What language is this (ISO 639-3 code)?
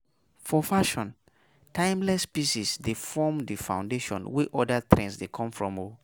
pcm